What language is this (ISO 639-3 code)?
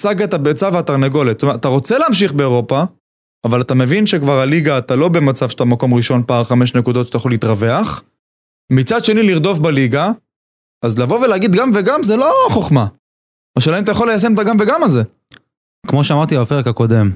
heb